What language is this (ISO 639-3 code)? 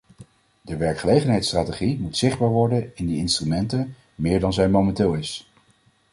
nld